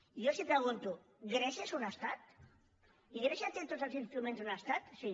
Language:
Catalan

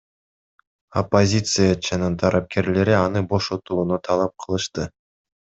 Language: Kyrgyz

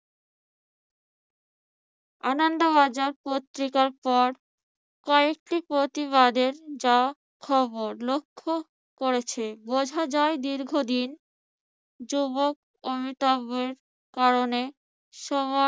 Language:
Bangla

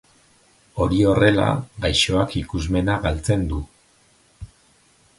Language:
Basque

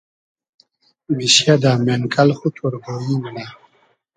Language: Hazaragi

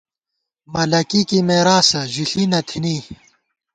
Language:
Gawar-Bati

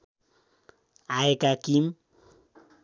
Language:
Nepali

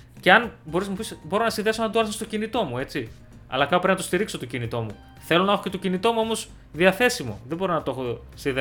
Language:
Greek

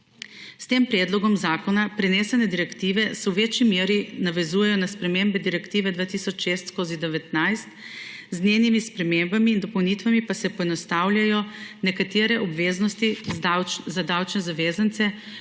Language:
Slovenian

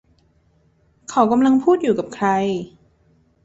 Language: Thai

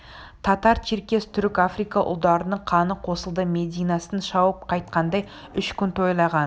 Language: Kazakh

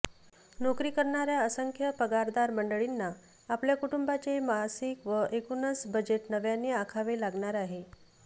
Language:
Marathi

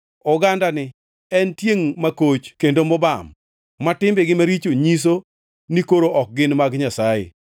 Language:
Luo (Kenya and Tanzania)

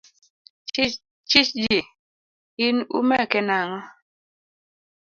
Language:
Luo (Kenya and Tanzania)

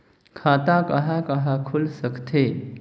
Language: Chhattisgarhi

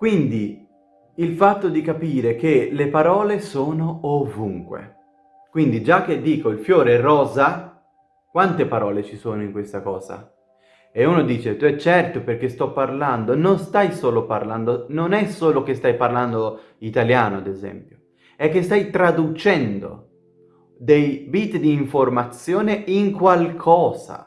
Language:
Italian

